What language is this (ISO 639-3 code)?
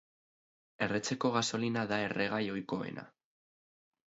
eus